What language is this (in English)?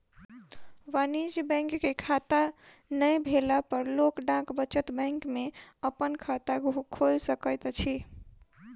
Maithili